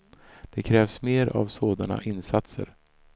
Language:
Swedish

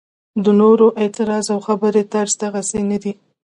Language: Pashto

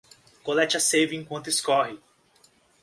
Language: Portuguese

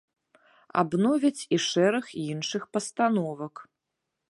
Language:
Belarusian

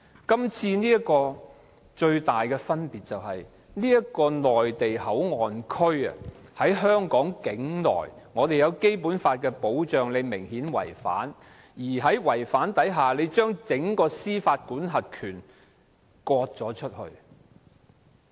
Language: Cantonese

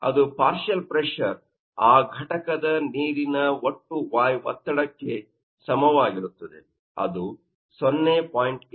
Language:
Kannada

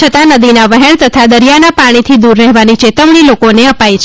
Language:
Gujarati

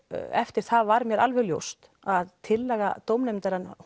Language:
Icelandic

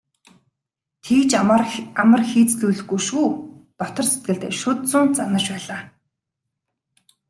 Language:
Mongolian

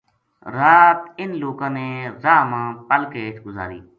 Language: Gujari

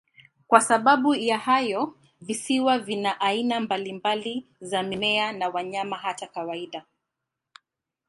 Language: Swahili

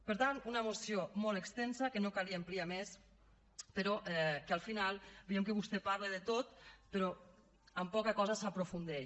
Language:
Catalan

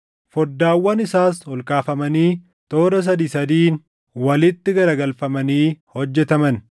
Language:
Oromo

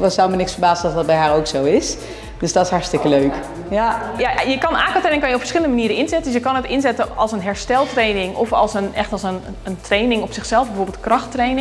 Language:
Dutch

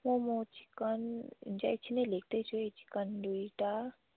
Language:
Nepali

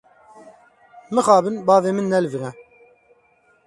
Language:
Kurdish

